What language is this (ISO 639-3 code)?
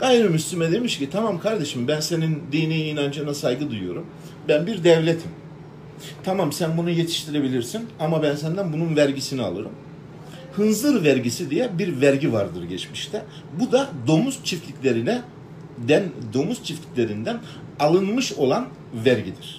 tur